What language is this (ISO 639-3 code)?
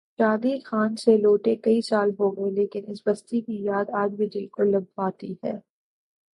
urd